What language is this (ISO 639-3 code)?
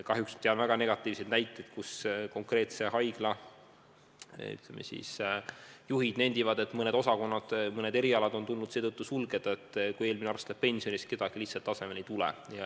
est